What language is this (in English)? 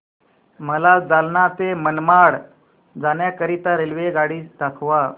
Marathi